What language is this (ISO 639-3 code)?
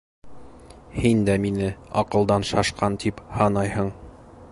bak